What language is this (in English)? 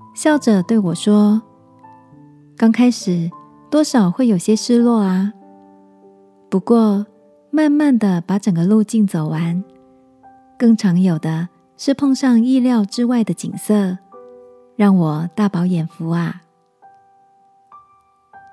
Chinese